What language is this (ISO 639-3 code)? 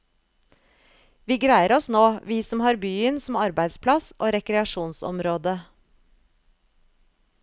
nor